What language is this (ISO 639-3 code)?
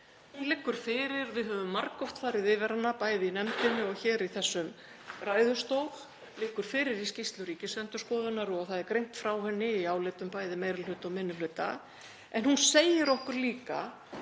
isl